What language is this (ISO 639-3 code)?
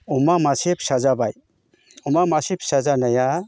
brx